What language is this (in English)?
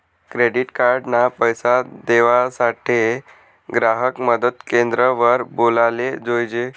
Marathi